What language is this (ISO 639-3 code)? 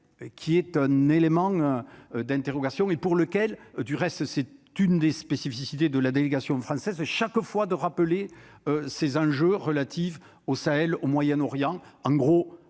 fra